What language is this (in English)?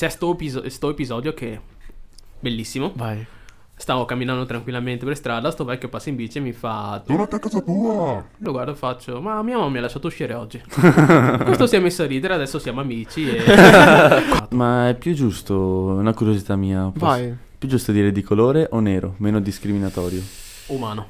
Italian